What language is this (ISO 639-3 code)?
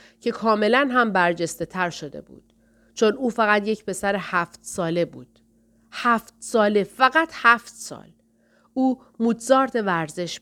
fas